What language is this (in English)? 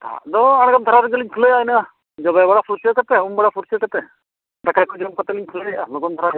Santali